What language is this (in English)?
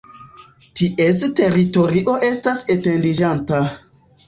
Esperanto